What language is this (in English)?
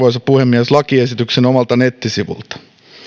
Finnish